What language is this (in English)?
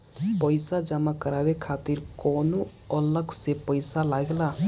Bhojpuri